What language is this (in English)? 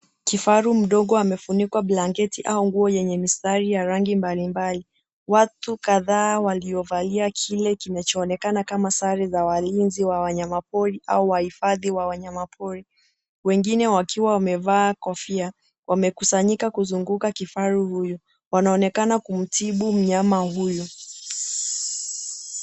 Swahili